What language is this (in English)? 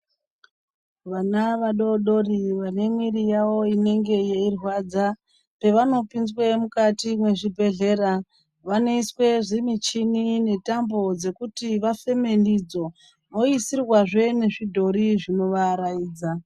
Ndau